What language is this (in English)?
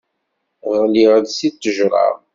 Kabyle